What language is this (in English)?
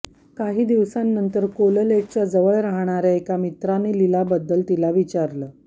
Marathi